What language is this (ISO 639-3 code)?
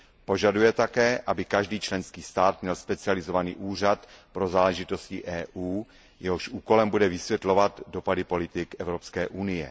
ces